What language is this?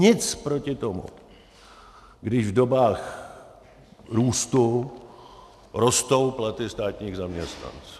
Czech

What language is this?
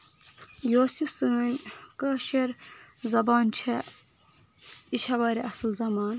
Kashmiri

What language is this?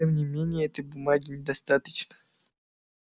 Russian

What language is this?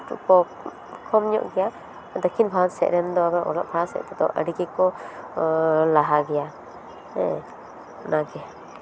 Santali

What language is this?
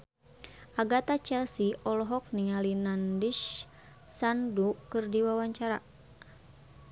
Sundanese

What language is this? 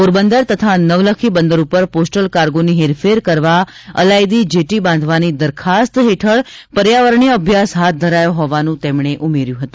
Gujarati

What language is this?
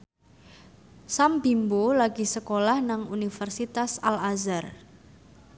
Javanese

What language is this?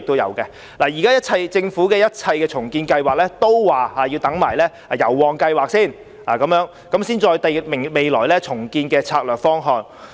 Cantonese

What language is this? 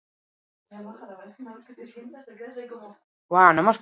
Basque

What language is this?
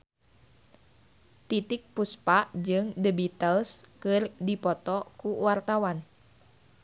Sundanese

